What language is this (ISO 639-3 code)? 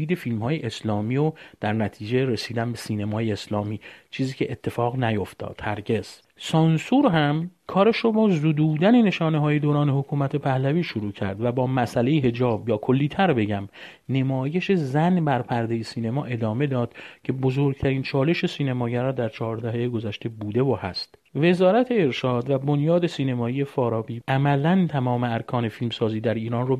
fas